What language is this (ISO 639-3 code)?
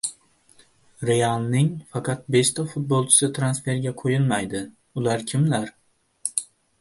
uzb